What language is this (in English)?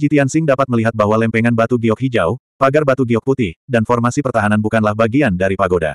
Indonesian